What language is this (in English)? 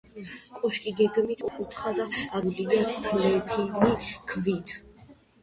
Georgian